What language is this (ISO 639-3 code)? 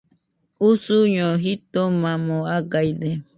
hux